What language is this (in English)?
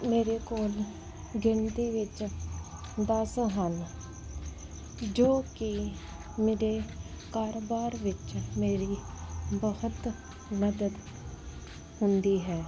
Punjabi